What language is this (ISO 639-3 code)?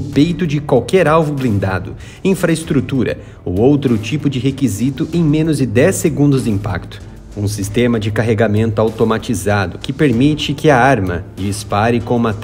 por